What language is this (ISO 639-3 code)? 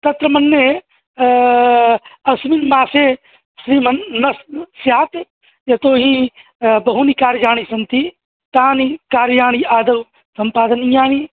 san